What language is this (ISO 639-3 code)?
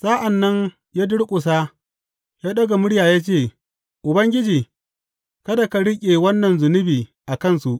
hau